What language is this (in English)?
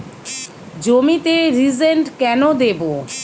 Bangla